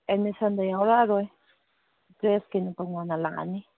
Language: Manipuri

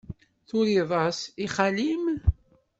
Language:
Kabyle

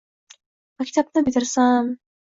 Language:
Uzbek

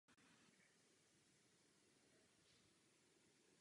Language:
Czech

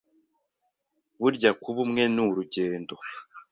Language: Kinyarwanda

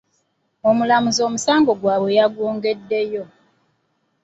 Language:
Ganda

